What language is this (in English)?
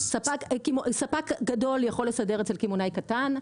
Hebrew